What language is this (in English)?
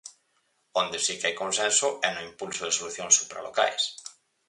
Galician